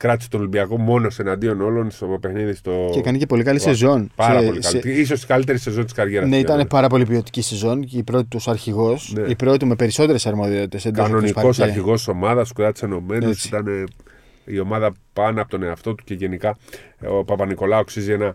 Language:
Greek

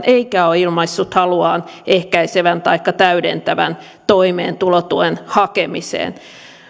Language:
Finnish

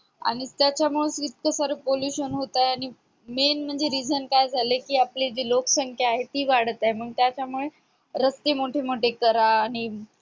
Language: Marathi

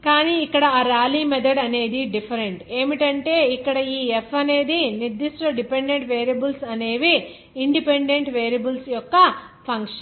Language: Telugu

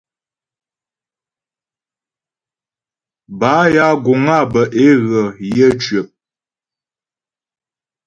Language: Ghomala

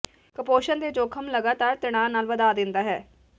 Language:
Punjabi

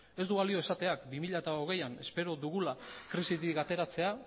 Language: Basque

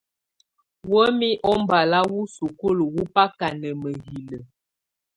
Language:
Tunen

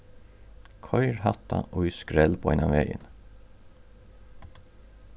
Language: Faroese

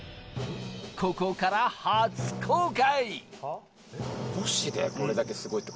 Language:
Japanese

